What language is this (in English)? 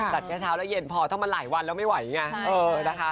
Thai